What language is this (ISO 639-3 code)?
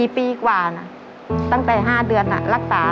tha